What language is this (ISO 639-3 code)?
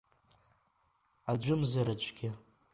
abk